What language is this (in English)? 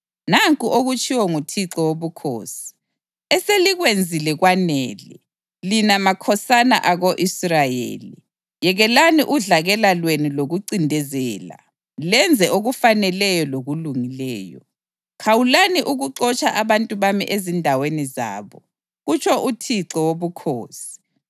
North Ndebele